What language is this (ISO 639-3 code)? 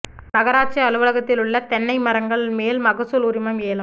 tam